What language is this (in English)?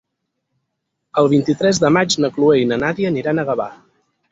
Catalan